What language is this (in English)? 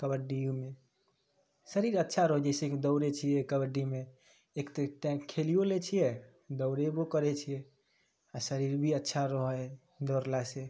Maithili